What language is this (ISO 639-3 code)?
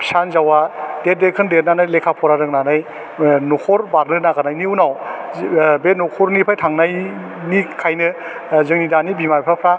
brx